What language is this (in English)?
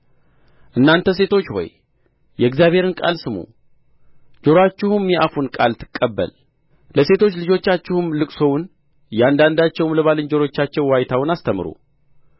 Amharic